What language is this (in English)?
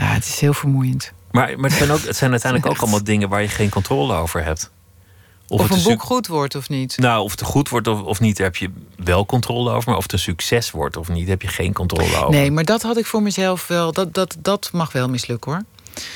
Dutch